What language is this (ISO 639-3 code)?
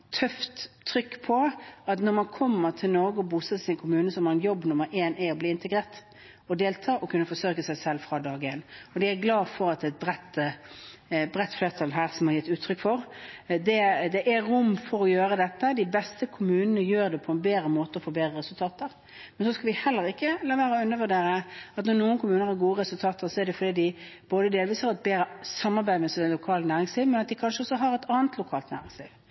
nob